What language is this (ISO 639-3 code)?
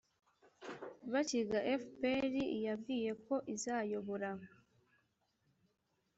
kin